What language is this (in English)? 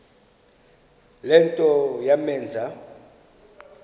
Xhosa